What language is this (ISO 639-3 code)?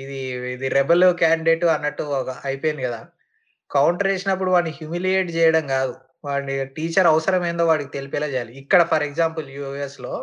tel